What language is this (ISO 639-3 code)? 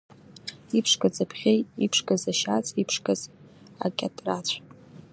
abk